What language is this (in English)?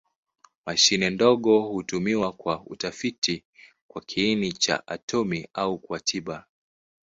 Swahili